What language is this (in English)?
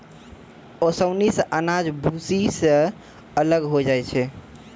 Maithili